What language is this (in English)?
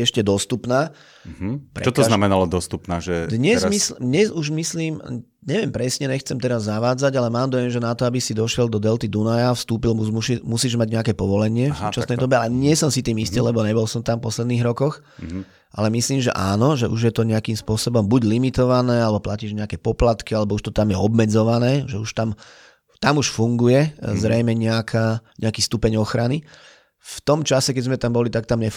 Slovak